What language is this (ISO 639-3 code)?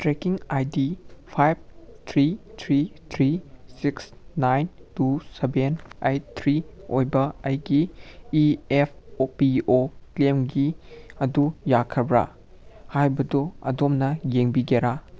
mni